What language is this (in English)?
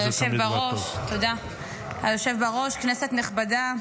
Hebrew